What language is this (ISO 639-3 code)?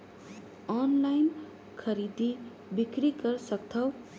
hne